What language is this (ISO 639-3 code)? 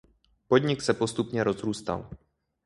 ces